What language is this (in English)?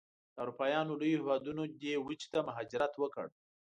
Pashto